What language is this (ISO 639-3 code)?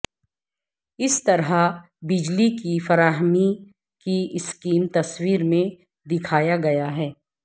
urd